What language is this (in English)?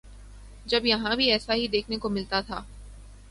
Urdu